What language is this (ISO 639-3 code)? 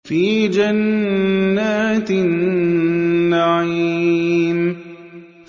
ara